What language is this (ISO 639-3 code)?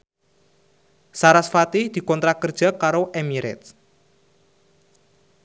jav